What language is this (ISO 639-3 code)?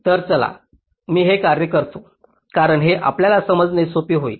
mar